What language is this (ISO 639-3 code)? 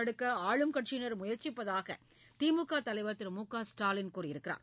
tam